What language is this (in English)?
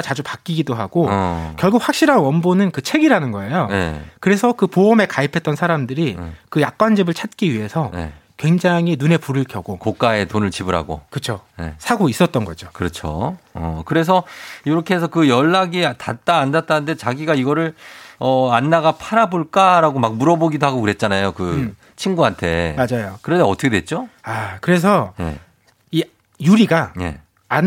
Korean